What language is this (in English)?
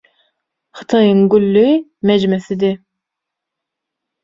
Turkmen